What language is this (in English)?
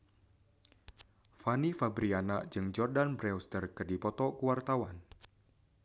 Sundanese